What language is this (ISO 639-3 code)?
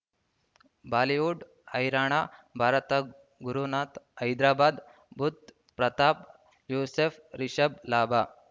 kan